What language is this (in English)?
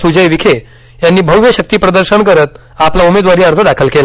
Marathi